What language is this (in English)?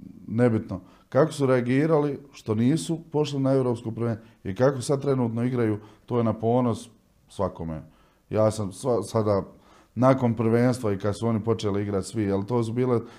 Croatian